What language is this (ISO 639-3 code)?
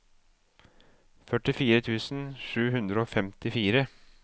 nor